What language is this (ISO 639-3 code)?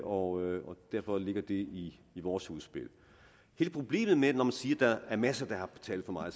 dan